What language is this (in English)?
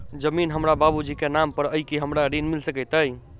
Maithili